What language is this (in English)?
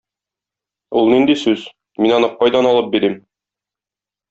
Tatar